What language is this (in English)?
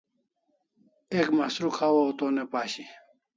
Kalasha